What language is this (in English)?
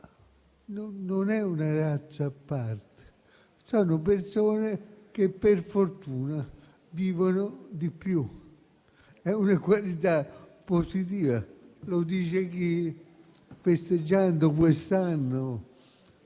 Italian